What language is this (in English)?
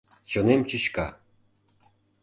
Mari